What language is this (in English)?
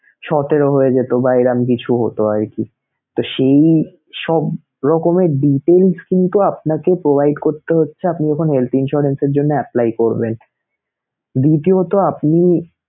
Bangla